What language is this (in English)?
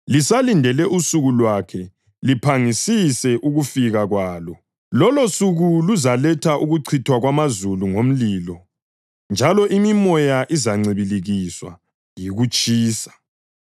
North Ndebele